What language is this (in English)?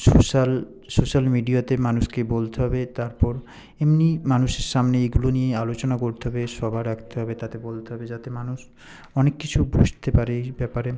Bangla